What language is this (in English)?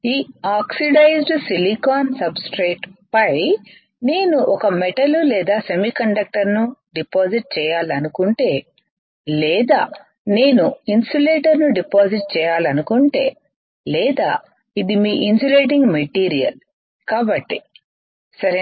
Telugu